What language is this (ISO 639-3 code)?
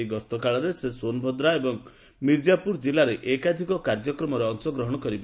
ori